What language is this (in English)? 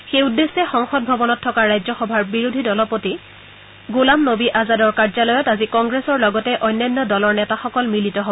Assamese